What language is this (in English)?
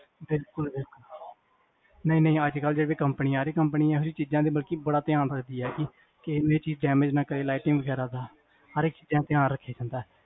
Punjabi